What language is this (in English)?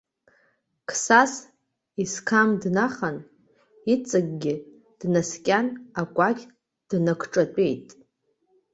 Abkhazian